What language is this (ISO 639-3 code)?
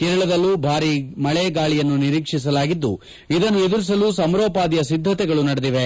kan